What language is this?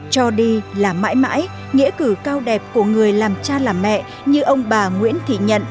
Vietnamese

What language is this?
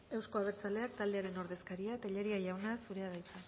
Basque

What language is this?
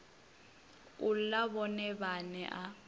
Venda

